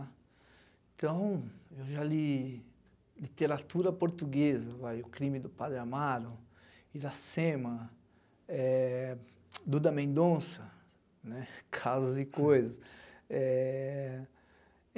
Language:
Portuguese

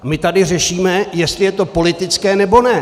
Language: Czech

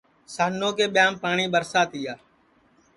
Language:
Sansi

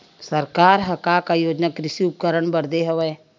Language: Chhattisgarhi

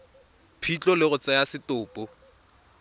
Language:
Tswana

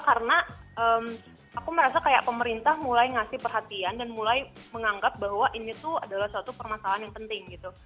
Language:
Indonesian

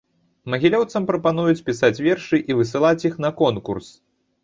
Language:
Belarusian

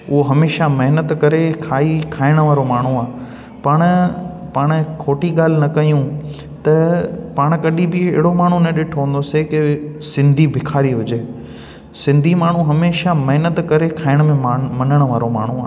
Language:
Sindhi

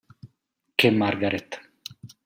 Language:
Italian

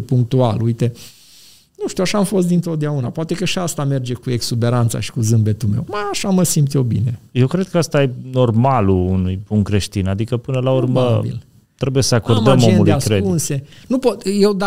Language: Romanian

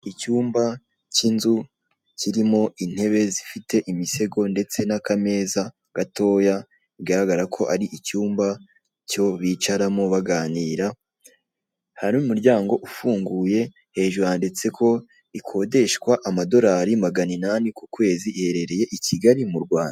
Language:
Kinyarwanda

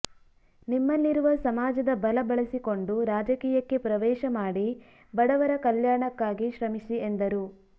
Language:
Kannada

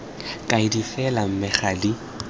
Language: Tswana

